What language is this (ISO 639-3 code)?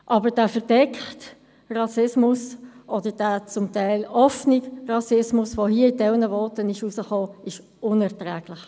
gsw